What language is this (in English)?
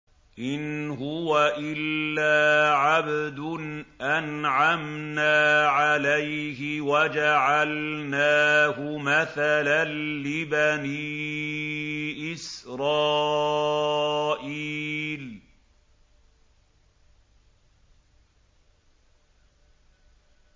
Arabic